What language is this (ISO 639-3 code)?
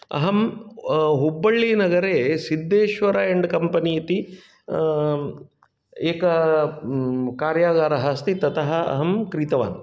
san